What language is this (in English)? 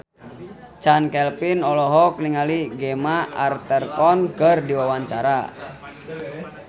Sundanese